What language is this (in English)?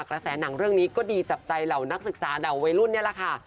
Thai